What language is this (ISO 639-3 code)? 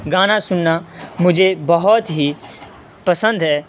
urd